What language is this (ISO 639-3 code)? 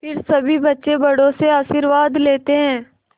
hin